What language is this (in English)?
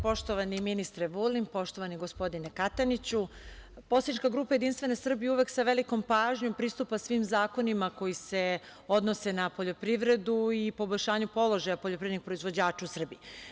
Serbian